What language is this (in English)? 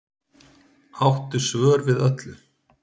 Icelandic